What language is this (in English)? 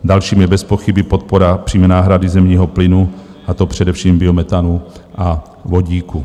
Czech